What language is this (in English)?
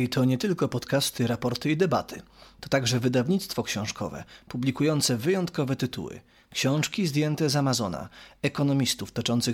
Polish